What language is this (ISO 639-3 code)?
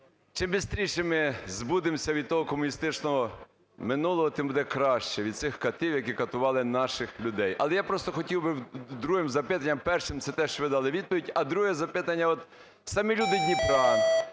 ukr